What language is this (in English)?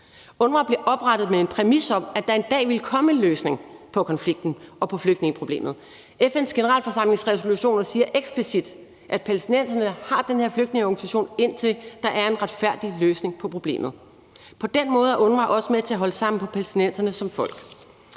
Danish